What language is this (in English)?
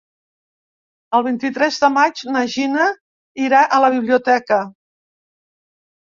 Catalan